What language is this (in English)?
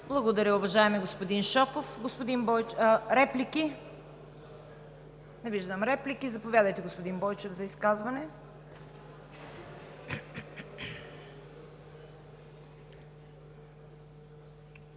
Bulgarian